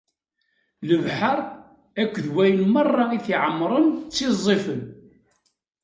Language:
Kabyle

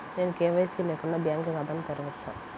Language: Telugu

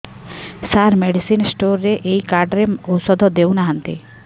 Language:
Odia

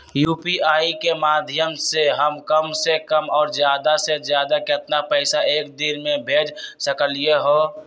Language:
Magahi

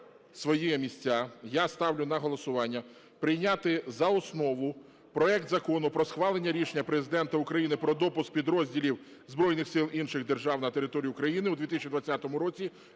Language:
Ukrainian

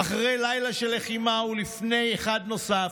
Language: Hebrew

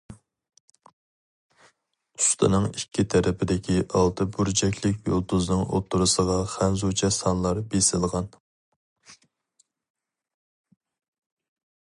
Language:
Uyghur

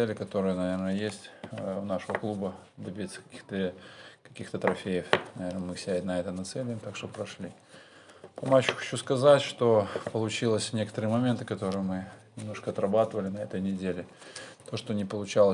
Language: Russian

